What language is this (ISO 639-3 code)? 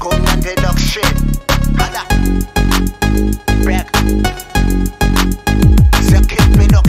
pol